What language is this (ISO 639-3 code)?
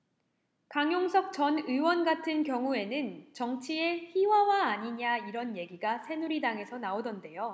kor